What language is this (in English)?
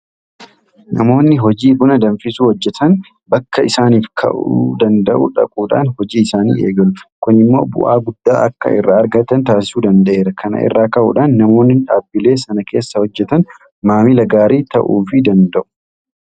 Oromo